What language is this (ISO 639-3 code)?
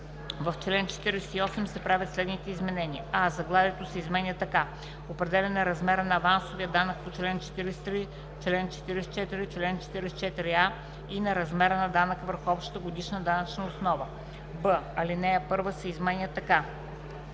bul